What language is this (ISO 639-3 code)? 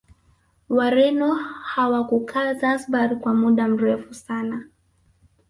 swa